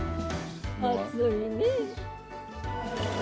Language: Japanese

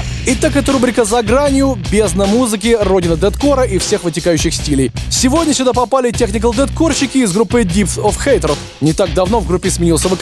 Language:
Russian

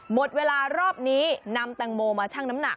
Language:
Thai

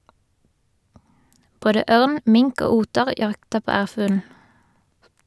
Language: Norwegian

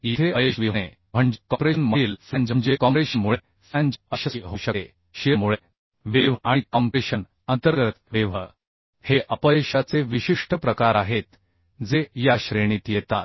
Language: Marathi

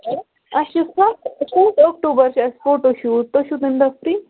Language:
Kashmiri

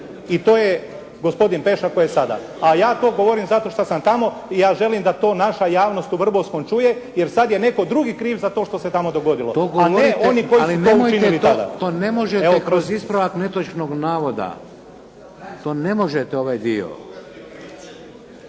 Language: Croatian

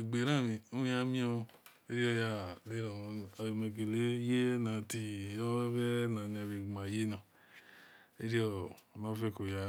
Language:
Esan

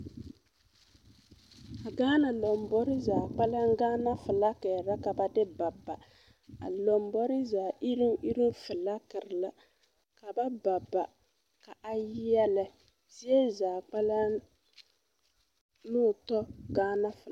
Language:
Southern Dagaare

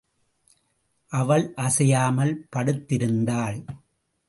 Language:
Tamil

